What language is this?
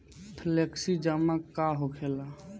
Bhojpuri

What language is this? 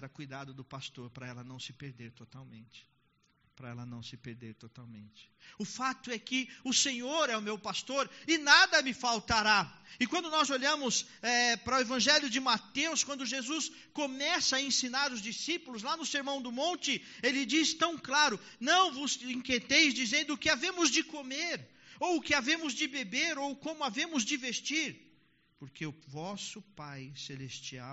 Portuguese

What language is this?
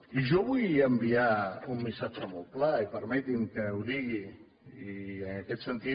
Catalan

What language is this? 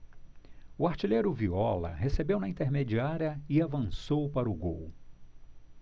Portuguese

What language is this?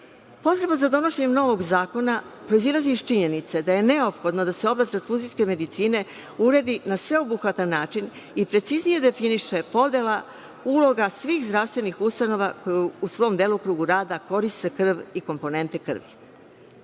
Serbian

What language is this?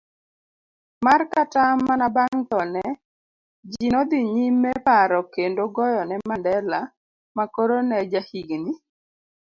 Luo (Kenya and Tanzania)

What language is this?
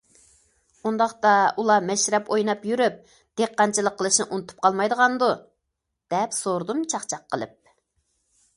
Uyghur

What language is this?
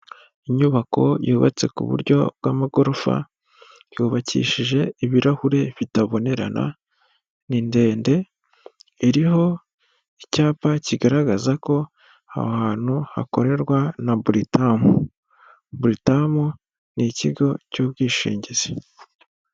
Kinyarwanda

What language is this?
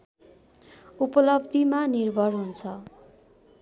Nepali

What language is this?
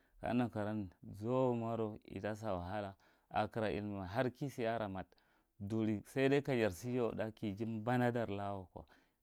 Marghi Central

